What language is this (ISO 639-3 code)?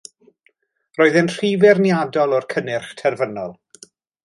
cym